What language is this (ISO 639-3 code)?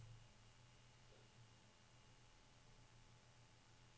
nor